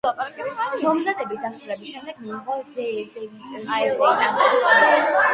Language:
Georgian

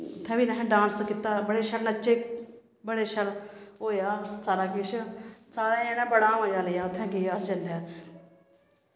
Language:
Dogri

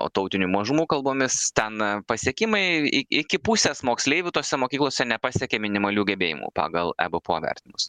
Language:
Lithuanian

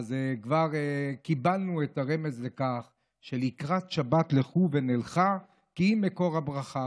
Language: Hebrew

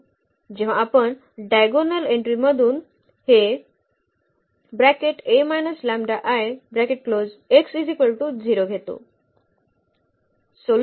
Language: Marathi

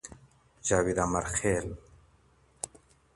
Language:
Pashto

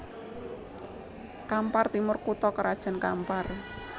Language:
Javanese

